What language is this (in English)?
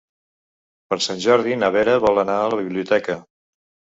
Catalan